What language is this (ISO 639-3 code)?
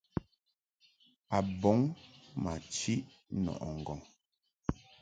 mhk